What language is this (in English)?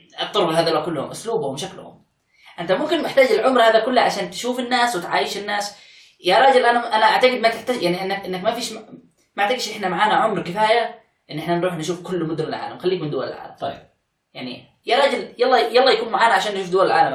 Arabic